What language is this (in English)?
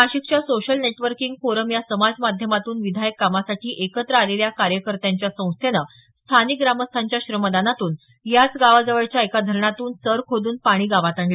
Marathi